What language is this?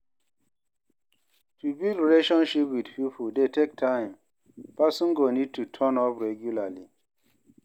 Nigerian Pidgin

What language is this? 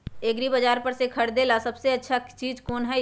Magahi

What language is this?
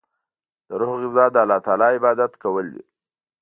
Pashto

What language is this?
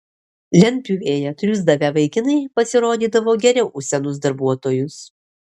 Lithuanian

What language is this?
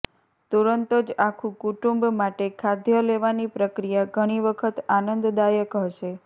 Gujarati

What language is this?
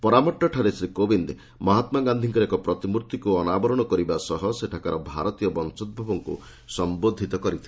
Odia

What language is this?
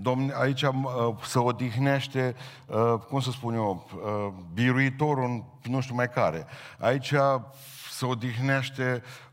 Romanian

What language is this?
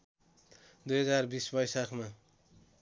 Nepali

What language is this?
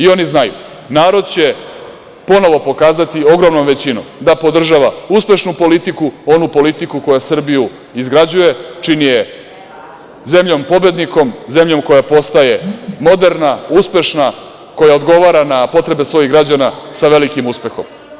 Serbian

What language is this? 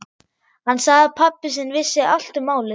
Icelandic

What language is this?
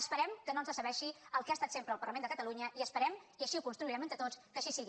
Catalan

